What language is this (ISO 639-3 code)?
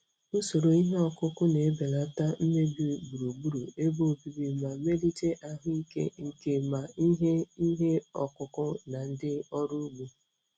ibo